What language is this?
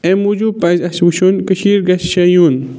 Kashmiri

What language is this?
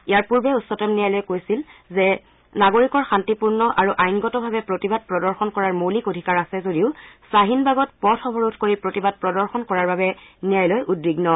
Assamese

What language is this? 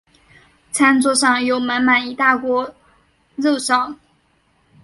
Chinese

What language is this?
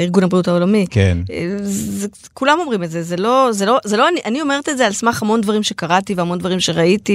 Hebrew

